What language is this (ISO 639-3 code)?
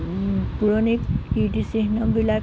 asm